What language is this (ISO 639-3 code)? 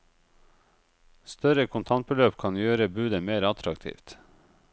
nor